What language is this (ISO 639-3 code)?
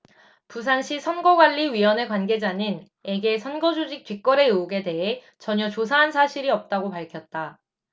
kor